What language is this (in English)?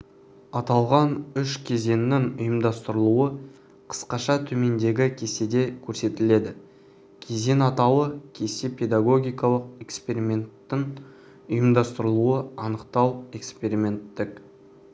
Kazakh